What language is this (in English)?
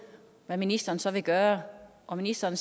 Danish